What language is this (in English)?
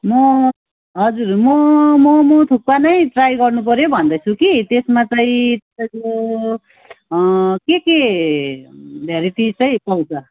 Nepali